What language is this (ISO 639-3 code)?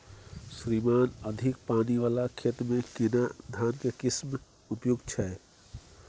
mai